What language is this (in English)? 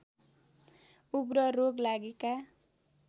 Nepali